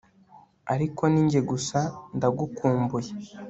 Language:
Kinyarwanda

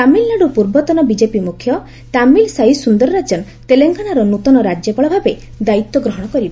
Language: Odia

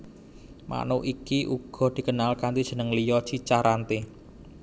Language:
Javanese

